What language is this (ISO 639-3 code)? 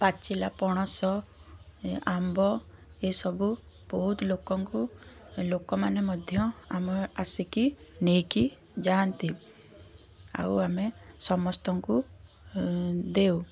ori